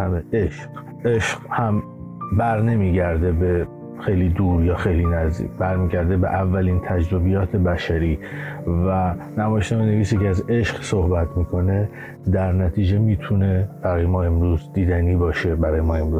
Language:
Persian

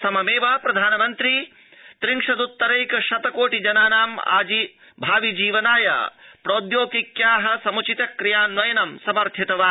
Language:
Sanskrit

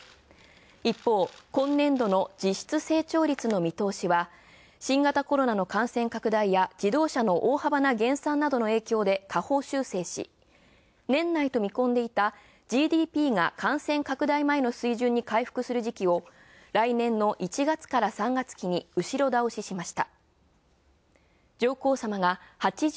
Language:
Japanese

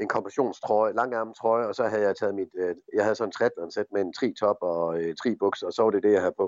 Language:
Danish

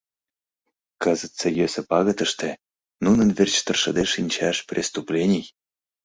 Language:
Mari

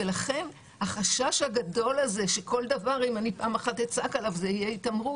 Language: Hebrew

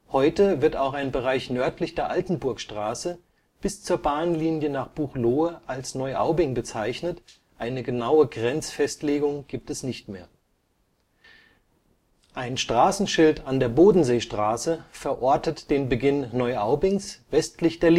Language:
German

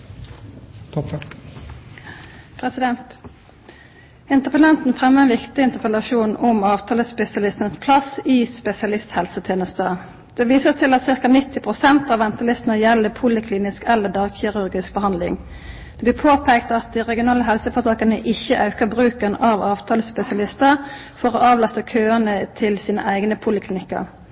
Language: Norwegian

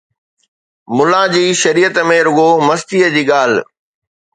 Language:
Sindhi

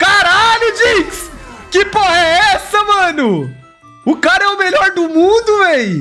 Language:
Portuguese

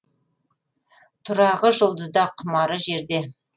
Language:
Kazakh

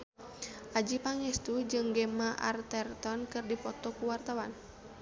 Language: Sundanese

